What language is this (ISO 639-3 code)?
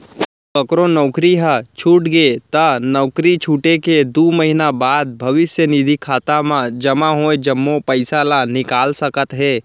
hne